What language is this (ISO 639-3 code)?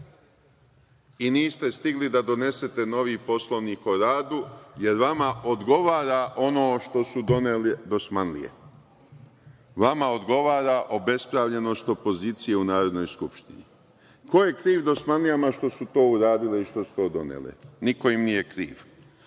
srp